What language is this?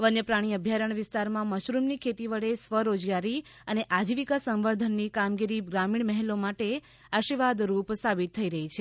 Gujarati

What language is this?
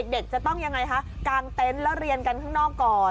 Thai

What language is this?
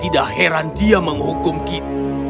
Indonesian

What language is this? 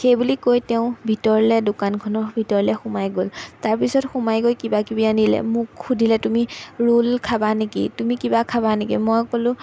Assamese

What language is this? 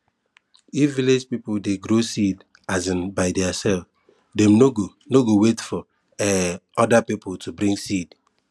Nigerian Pidgin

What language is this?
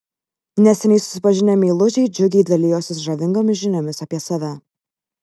Lithuanian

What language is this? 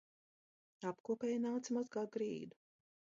Latvian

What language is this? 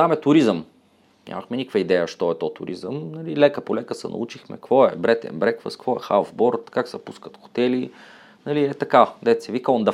Bulgarian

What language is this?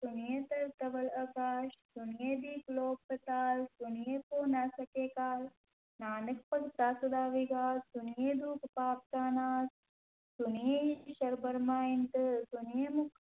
Punjabi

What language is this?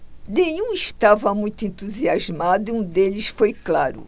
Portuguese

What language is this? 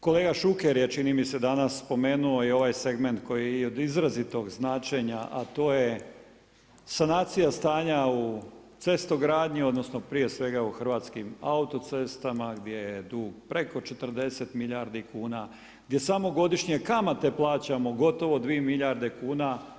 Croatian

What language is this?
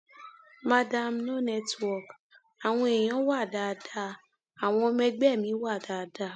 Yoruba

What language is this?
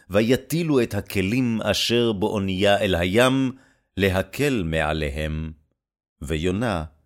Hebrew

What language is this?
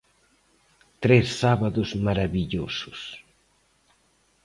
Galician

